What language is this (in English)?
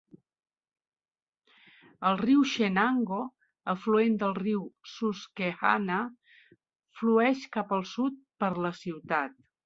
Catalan